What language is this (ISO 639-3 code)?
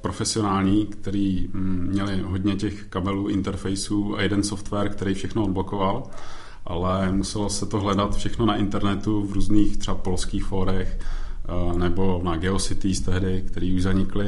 ces